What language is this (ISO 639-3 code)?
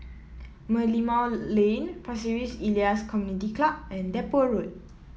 eng